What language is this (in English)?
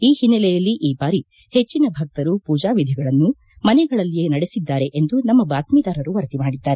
Kannada